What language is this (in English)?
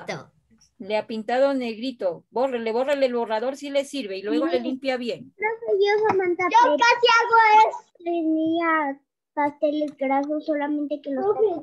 Spanish